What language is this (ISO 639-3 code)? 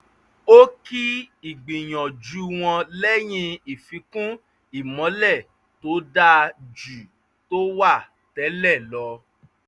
yor